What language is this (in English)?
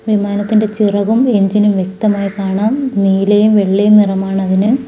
Malayalam